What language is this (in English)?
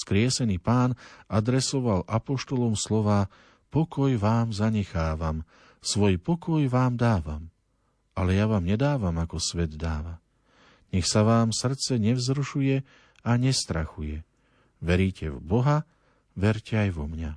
Slovak